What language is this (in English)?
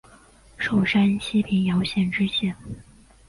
Chinese